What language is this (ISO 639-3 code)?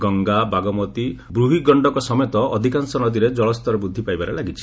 ori